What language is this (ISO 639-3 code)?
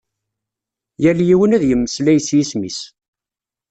kab